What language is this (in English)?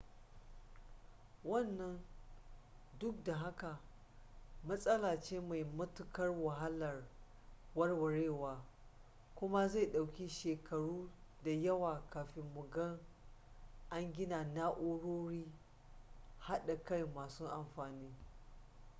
Hausa